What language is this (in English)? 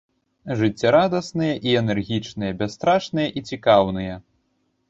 Belarusian